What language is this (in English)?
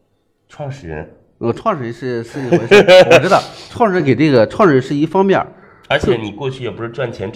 Chinese